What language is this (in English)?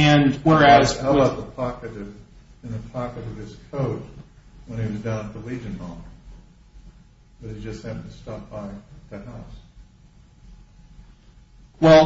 English